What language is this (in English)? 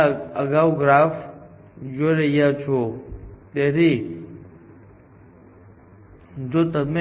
Gujarati